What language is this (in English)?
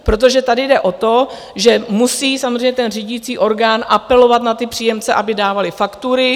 Czech